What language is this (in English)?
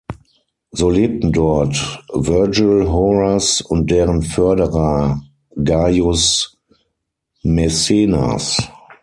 German